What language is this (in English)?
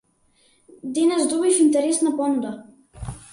Macedonian